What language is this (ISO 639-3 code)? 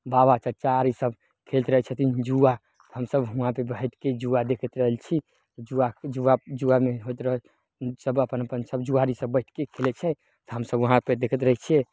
mai